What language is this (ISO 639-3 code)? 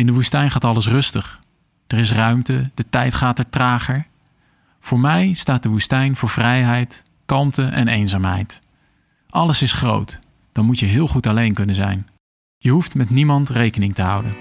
nld